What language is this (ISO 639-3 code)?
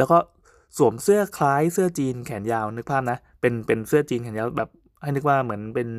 tha